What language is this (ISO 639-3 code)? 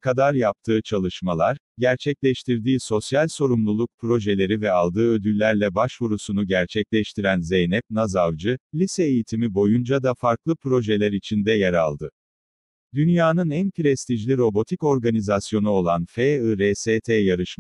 tur